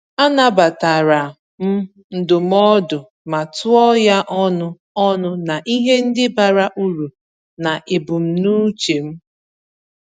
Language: Igbo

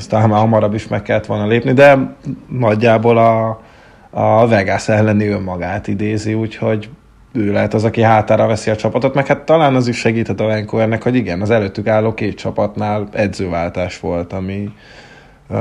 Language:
Hungarian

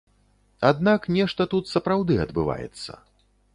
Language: Belarusian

